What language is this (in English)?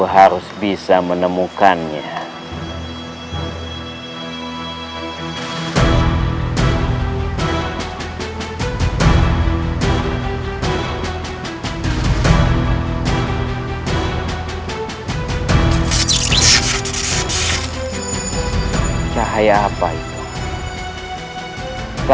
Indonesian